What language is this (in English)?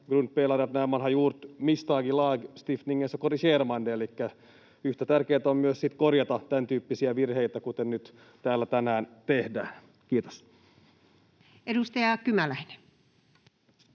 Finnish